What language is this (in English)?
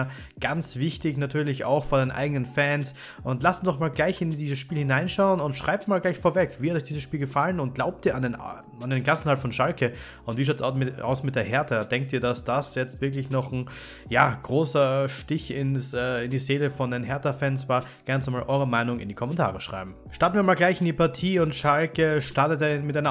German